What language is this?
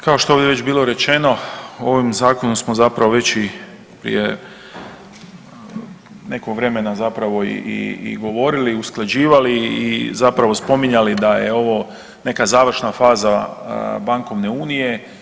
Croatian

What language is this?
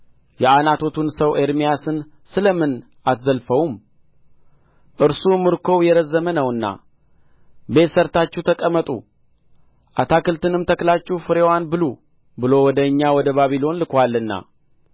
Amharic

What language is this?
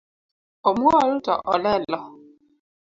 Luo (Kenya and Tanzania)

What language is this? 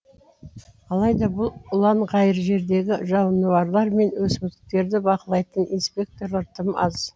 Kazakh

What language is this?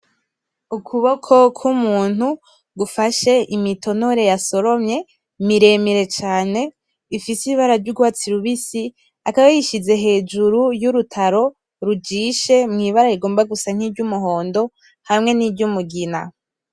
Rundi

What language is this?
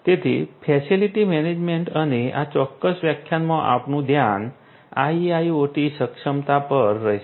Gujarati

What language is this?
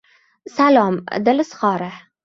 Uzbek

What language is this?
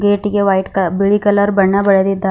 Kannada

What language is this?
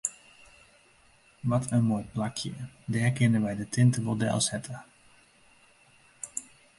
Western Frisian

